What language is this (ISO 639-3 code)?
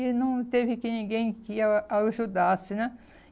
por